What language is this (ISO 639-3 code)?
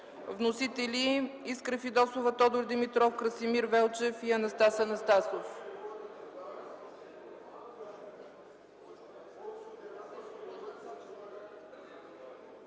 bul